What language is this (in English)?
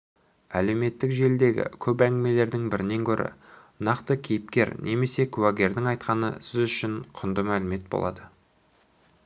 Kazakh